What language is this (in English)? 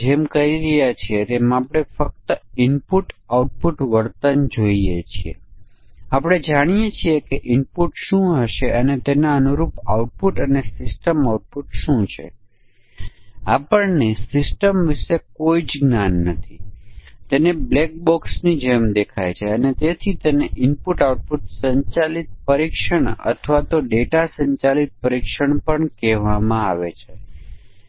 Gujarati